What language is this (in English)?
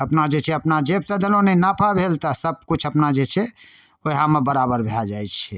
Maithili